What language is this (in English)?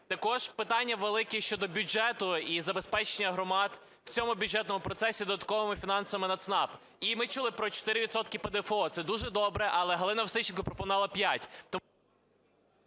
Ukrainian